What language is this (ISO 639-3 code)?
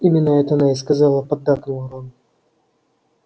rus